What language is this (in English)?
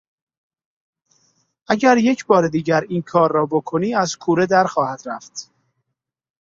Persian